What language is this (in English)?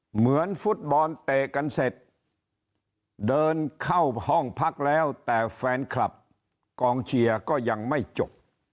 Thai